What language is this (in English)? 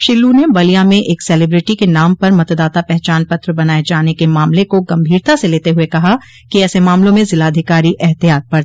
Hindi